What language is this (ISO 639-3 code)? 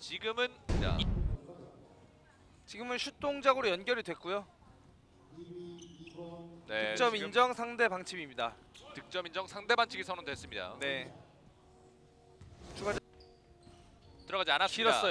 kor